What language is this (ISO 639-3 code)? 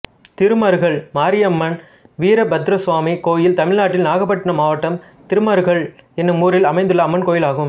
tam